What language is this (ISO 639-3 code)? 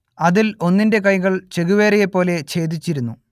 mal